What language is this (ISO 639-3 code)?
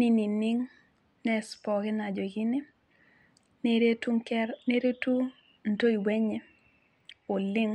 mas